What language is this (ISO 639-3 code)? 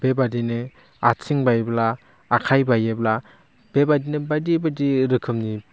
brx